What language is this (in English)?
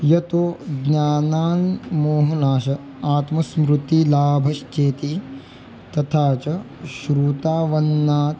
Sanskrit